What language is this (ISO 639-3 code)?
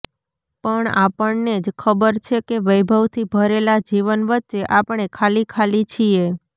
guj